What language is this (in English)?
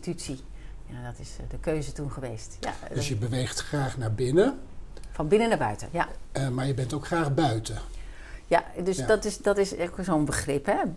Dutch